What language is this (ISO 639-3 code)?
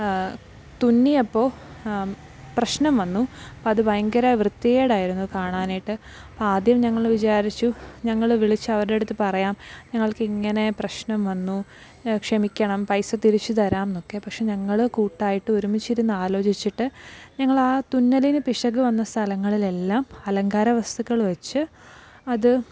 mal